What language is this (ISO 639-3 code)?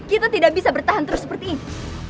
ind